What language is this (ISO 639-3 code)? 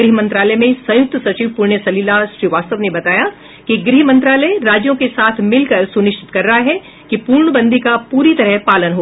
hin